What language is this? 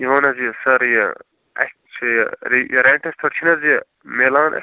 Kashmiri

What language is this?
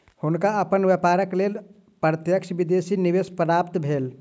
Maithili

